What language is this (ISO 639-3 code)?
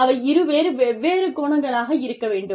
tam